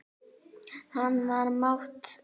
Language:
Icelandic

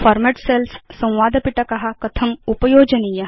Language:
Sanskrit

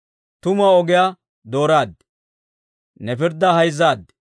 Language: Dawro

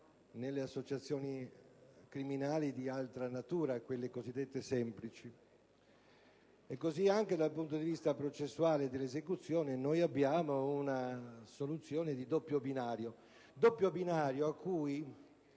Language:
Italian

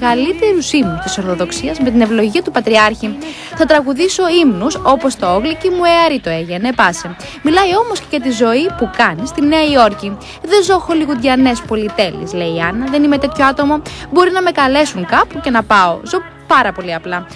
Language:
Greek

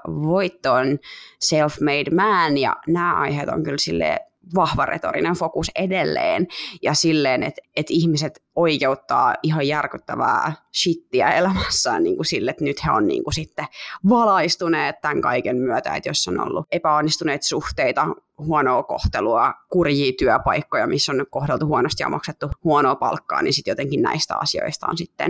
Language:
Finnish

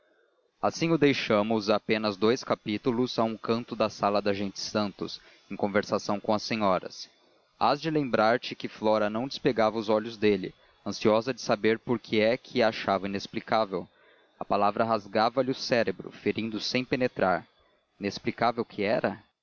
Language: Portuguese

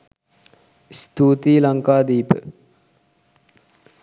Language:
Sinhala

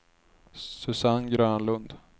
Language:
Swedish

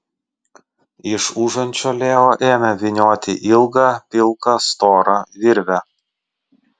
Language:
Lithuanian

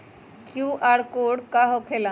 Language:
Magahi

